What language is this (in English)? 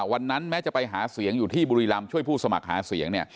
Thai